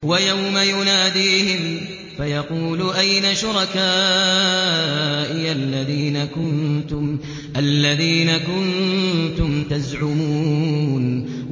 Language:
Arabic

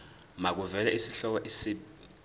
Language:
Zulu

